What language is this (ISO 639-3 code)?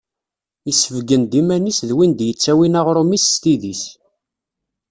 kab